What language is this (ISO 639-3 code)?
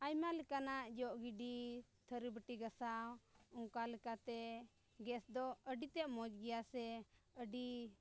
sat